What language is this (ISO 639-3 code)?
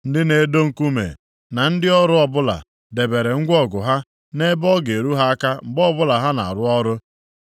ibo